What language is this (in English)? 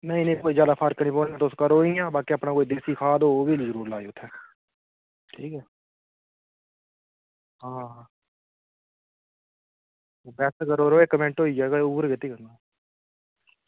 Dogri